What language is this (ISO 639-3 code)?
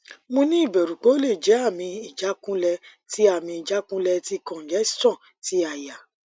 yor